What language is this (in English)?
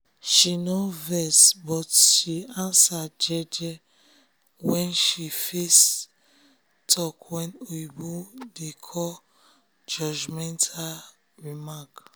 Nigerian Pidgin